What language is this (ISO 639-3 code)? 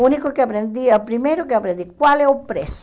por